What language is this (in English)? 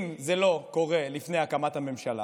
Hebrew